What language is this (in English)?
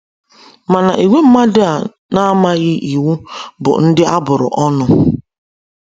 Igbo